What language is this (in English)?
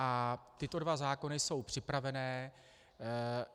Czech